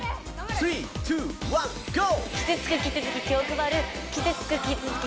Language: Japanese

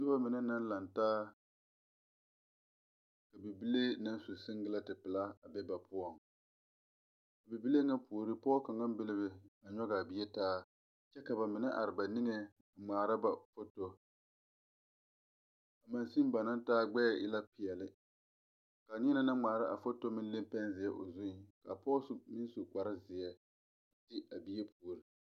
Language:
Southern Dagaare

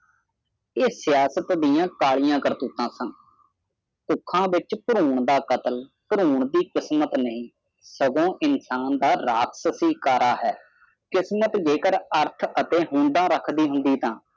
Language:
Punjabi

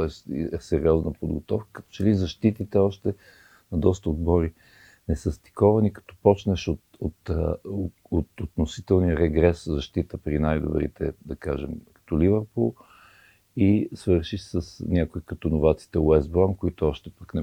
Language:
Bulgarian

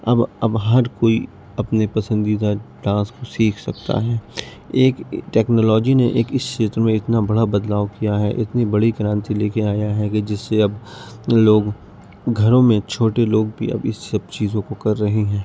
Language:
Urdu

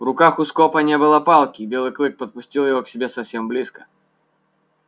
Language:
Russian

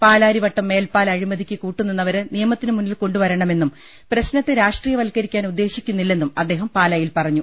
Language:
Malayalam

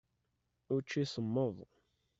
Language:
Kabyle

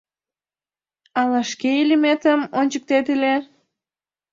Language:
Mari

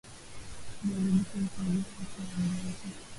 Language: Swahili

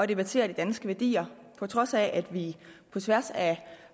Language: Danish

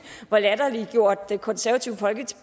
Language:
Danish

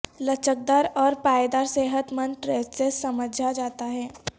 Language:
Urdu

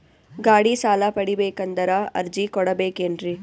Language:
Kannada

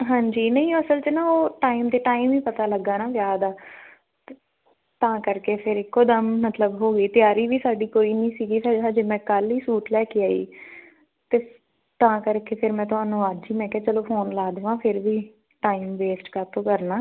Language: Punjabi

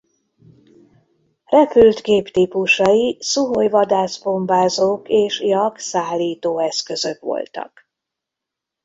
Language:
Hungarian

